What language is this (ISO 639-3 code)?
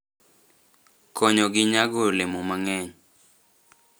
luo